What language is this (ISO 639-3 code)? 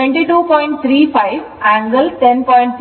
kan